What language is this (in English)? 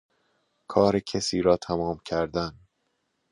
Persian